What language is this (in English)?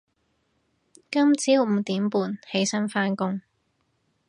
Cantonese